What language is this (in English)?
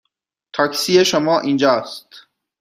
Persian